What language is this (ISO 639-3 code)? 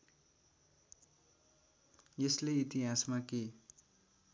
nep